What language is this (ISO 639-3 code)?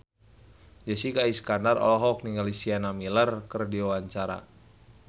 sun